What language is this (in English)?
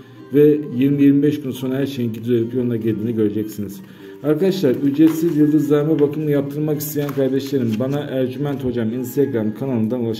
Turkish